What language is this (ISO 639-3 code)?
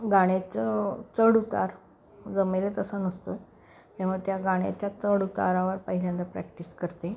mar